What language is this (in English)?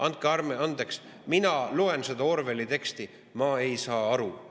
Estonian